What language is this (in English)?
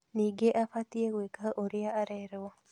Kikuyu